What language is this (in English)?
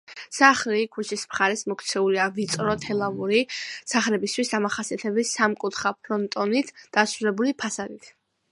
Georgian